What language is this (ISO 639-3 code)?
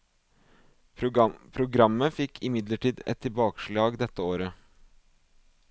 nor